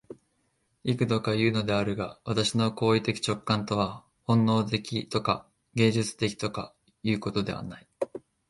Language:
Japanese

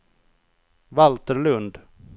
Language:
Swedish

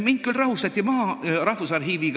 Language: Estonian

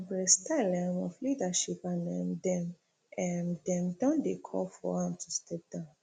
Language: Nigerian Pidgin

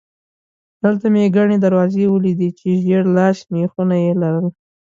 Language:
Pashto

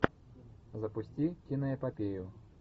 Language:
Russian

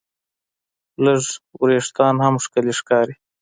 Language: Pashto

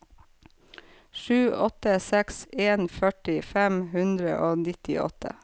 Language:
Norwegian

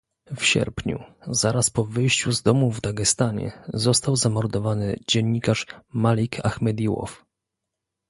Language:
Polish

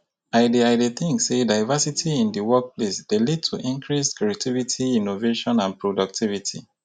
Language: Nigerian Pidgin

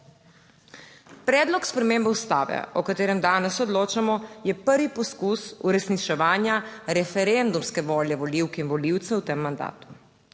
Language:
Slovenian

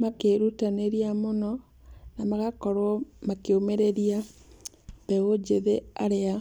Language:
Kikuyu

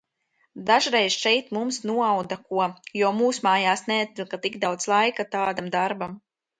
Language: Latvian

